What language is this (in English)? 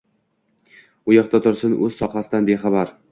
Uzbek